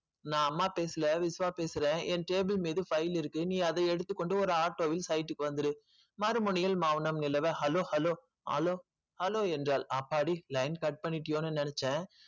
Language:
Tamil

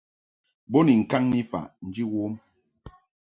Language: Mungaka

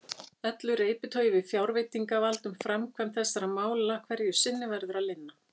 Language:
Icelandic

